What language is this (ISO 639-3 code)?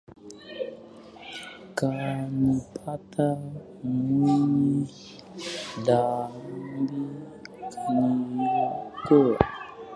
swa